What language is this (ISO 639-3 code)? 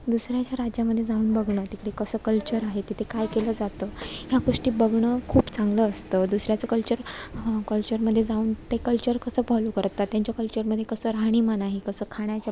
mar